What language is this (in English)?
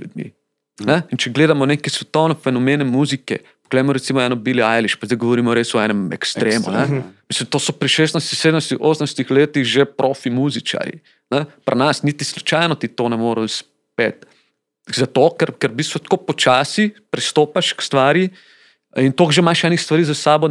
Slovak